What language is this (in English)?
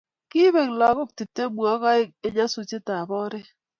Kalenjin